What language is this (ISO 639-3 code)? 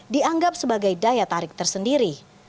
ind